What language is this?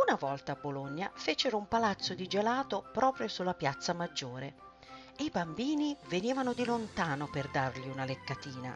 Italian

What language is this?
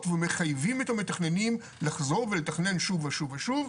Hebrew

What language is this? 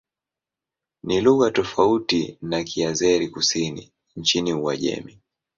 Swahili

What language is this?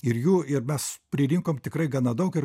Lithuanian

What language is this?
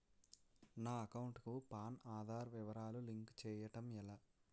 Telugu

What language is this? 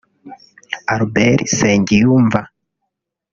Kinyarwanda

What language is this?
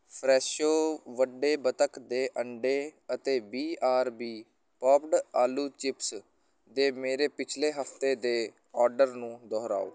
Punjabi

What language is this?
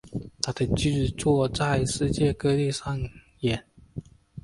Chinese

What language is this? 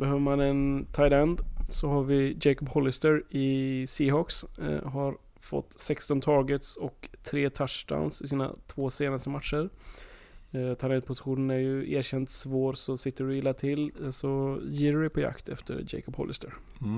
Swedish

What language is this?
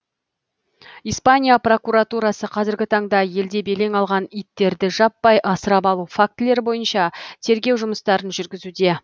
Kazakh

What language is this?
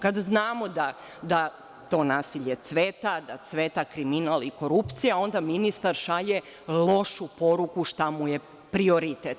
Serbian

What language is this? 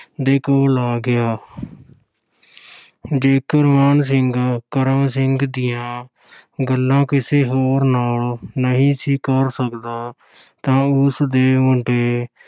Punjabi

